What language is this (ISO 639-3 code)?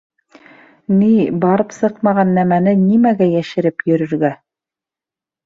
bak